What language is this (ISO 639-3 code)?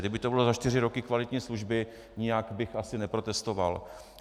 ces